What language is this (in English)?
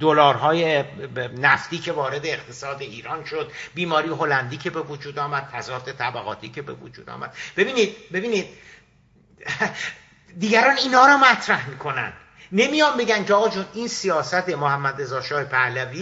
Persian